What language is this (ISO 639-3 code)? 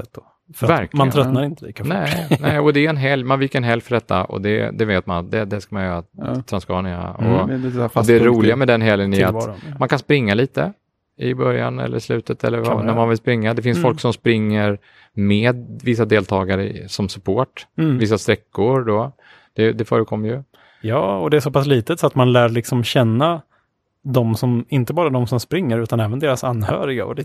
swe